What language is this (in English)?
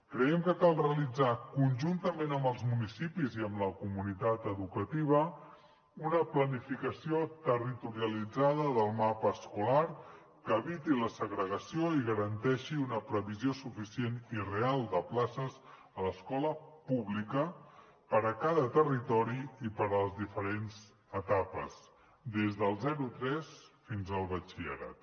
Catalan